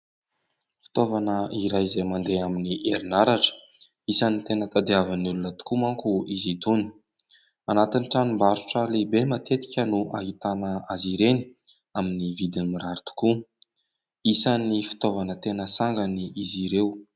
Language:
Malagasy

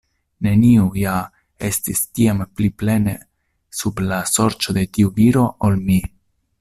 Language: Esperanto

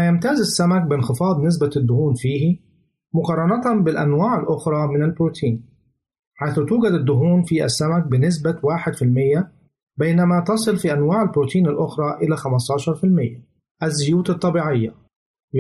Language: Arabic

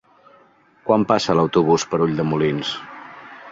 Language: Catalan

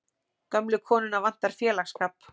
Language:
Icelandic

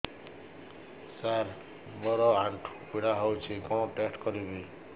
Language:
Odia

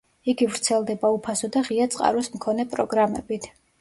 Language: Georgian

